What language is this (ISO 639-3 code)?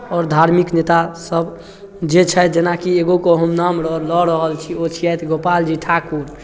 mai